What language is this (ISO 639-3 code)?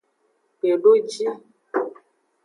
ajg